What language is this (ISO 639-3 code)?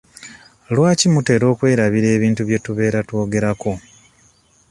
lug